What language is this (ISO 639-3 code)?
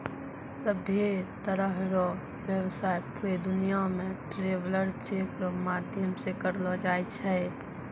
mai